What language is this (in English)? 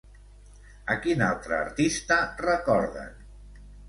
Catalan